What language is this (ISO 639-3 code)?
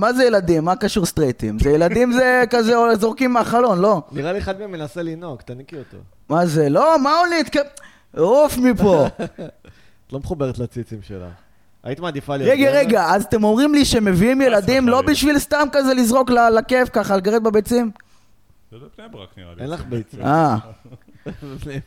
heb